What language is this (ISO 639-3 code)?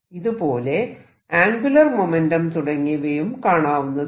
mal